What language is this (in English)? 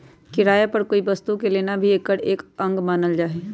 Magahi